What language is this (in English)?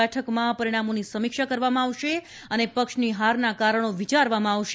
Gujarati